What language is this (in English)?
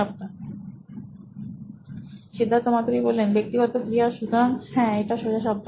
Bangla